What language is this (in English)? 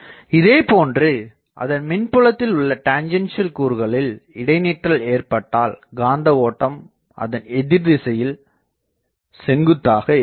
Tamil